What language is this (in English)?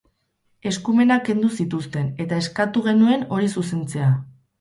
Basque